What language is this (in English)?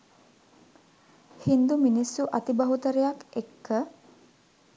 Sinhala